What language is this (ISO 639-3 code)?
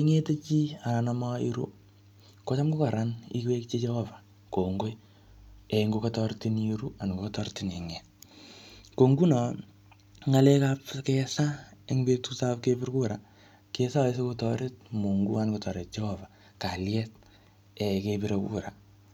kln